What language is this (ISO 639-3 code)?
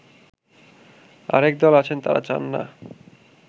ben